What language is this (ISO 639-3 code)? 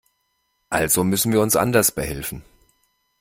deu